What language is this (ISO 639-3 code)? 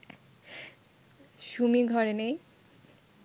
ben